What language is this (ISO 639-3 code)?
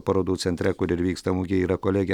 lit